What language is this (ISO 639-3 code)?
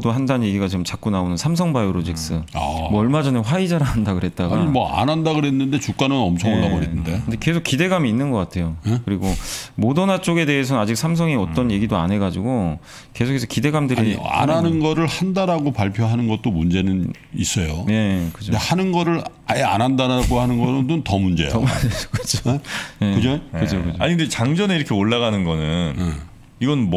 kor